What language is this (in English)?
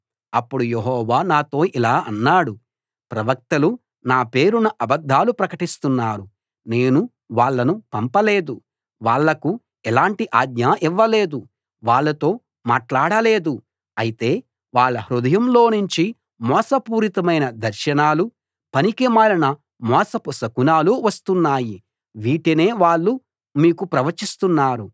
Telugu